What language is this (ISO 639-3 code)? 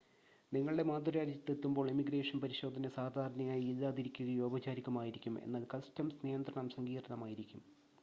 mal